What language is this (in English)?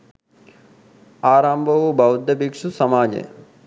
Sinhala